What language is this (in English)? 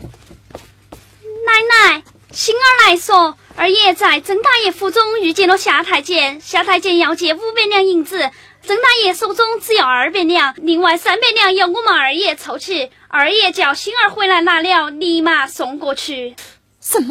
Chinese